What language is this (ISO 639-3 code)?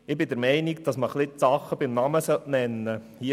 gsw